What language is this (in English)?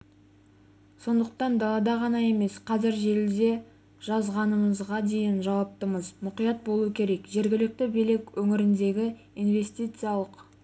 Kazakh